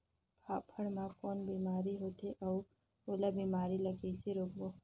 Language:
Chhattisgarhi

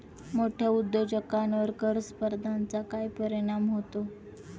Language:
Marathi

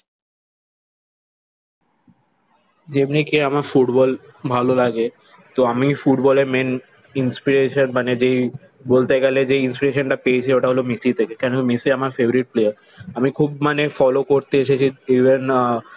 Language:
Bangla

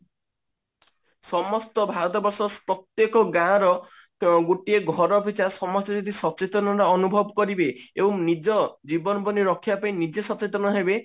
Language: Odia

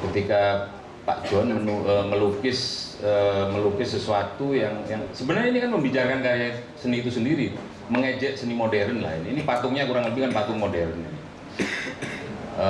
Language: Indonesian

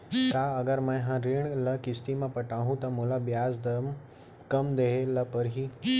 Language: Chhattisgarhi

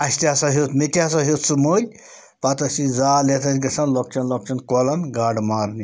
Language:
Kashmiri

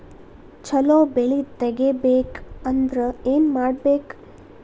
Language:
Kannada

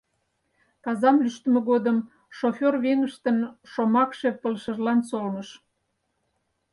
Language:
Mari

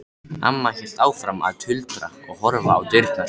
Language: Icelandic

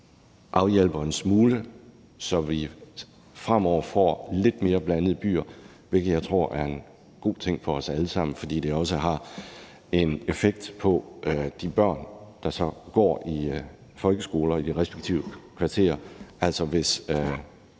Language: Danish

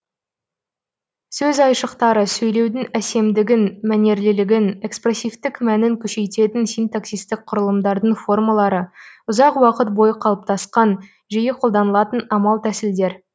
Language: Kazakh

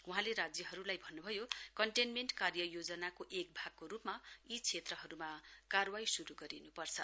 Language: Nepali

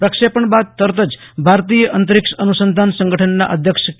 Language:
Gujarati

